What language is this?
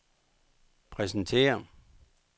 Danish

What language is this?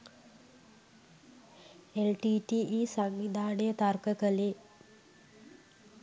Sinhala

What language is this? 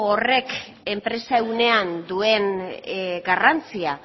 Basque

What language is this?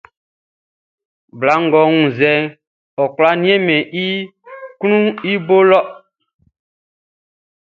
Baoulé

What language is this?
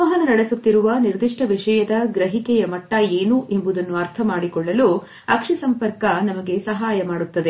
Kannada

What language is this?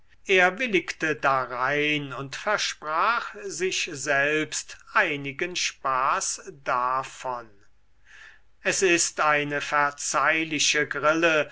German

